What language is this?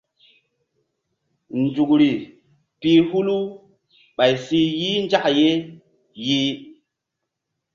Mbum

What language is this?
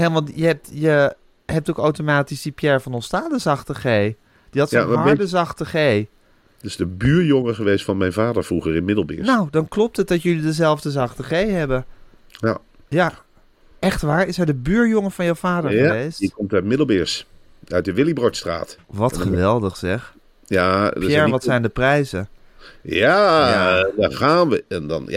Dutch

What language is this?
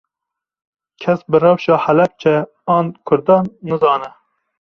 Kurdish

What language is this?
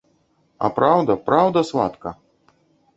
Belarusian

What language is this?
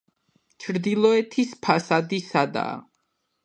Georgian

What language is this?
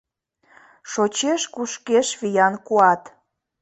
Mari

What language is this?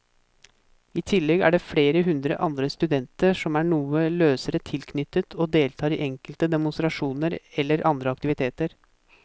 Norwegian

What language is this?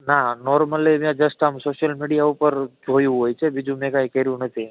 Gujarati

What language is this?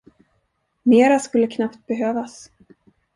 Swedish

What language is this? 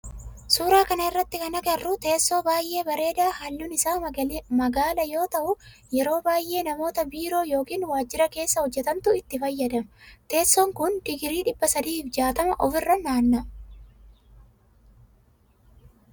Oromo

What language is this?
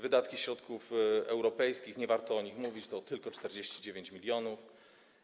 Polish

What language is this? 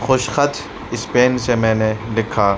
Urdu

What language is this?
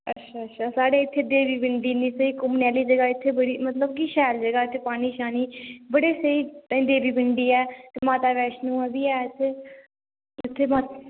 Dogri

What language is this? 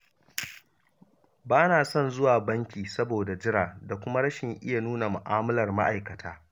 Hausa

